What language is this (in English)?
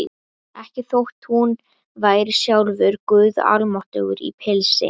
Icelandic